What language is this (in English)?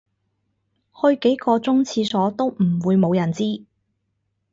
Cantonese